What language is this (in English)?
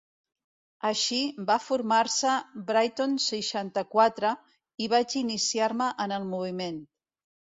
Catalan